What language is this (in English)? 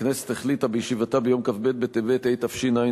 Hebrew